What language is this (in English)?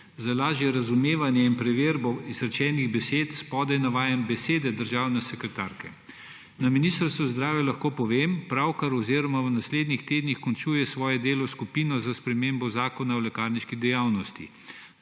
Slovenian